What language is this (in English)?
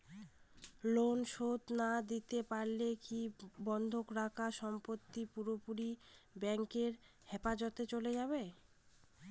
Bangla